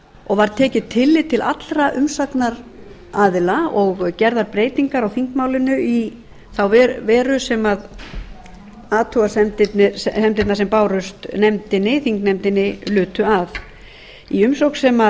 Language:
Icelandic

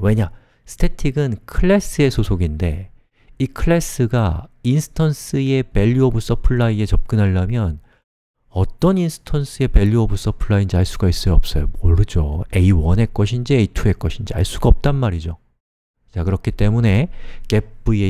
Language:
Korean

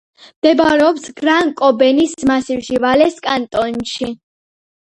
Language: Georgian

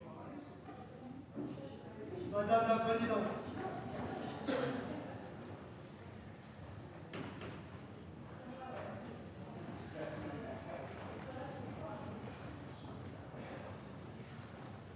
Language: French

